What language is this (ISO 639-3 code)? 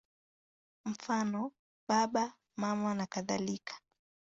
swa